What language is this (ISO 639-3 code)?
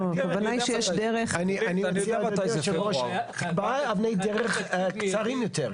heb